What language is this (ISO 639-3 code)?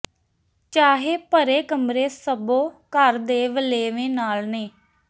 pan